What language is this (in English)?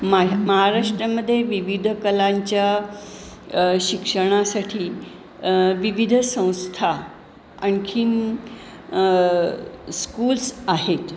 Marathi